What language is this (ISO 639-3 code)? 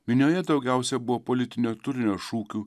lit